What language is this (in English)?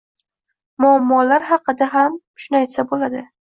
Uzbek